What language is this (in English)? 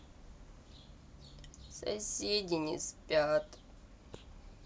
Russian